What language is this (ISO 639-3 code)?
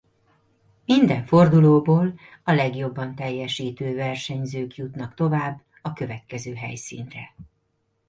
hun